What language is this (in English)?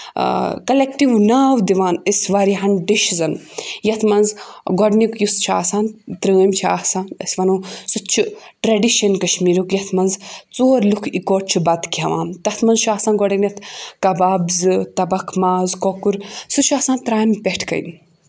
Kashmiri